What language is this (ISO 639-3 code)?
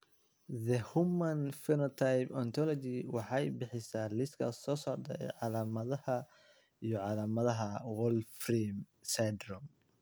som